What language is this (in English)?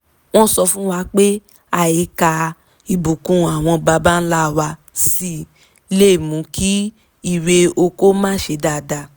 Yoruba